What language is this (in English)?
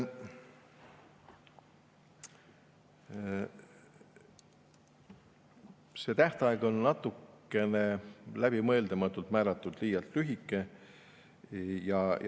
Estonian